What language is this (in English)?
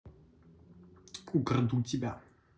Russian